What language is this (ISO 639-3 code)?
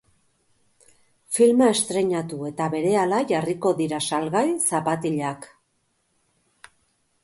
eus